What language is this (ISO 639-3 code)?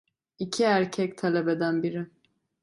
tur